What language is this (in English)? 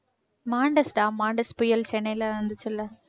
Tamil